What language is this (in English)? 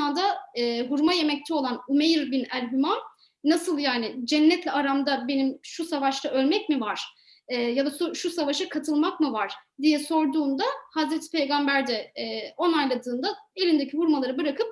Turkish